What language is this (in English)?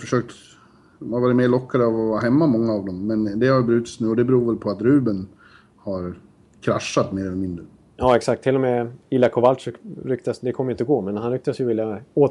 Swedish